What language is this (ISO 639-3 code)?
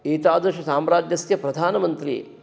san